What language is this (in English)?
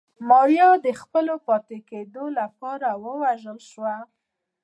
Pashto